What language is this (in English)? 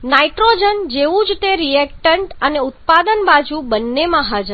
Gujarati